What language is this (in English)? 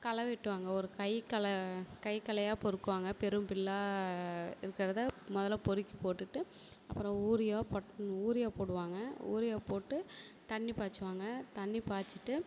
Tamil